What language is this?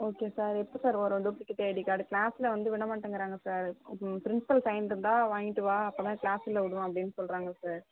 Tamil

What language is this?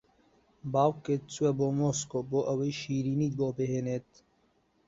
Central Kurdish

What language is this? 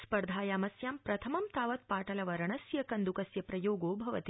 Sanskrit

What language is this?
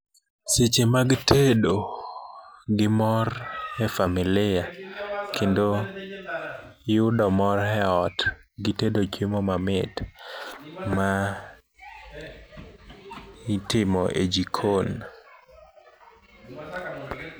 Luo (Kenya and Tanzania)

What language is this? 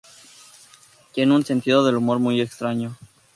Spanish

